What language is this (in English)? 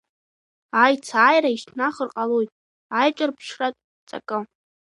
Abkhazian